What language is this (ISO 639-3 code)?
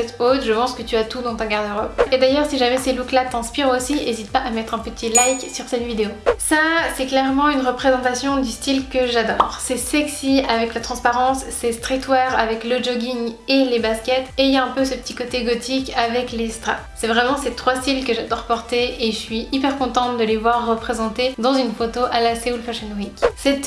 fra